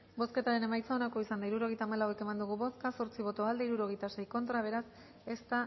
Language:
Basque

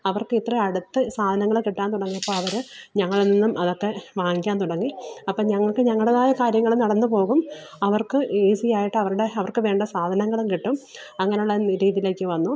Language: Malayalam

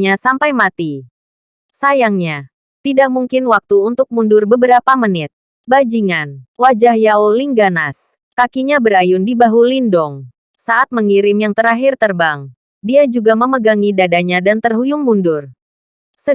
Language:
Indonesian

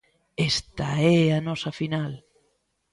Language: Galician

